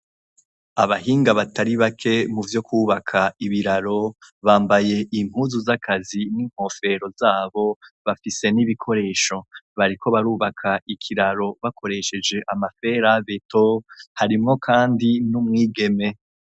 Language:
Rundi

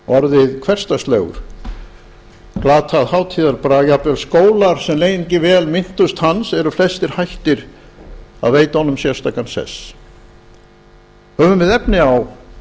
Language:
Icelandic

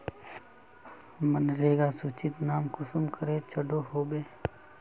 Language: Magahi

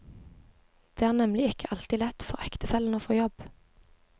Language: Norwegian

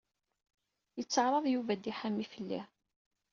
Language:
Kabyle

